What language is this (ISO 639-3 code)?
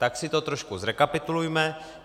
ces